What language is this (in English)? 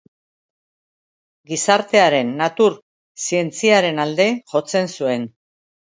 Basque